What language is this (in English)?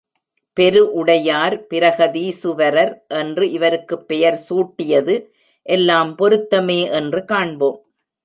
Tamil